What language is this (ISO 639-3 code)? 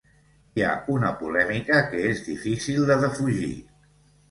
cat